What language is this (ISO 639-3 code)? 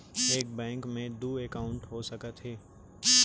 hne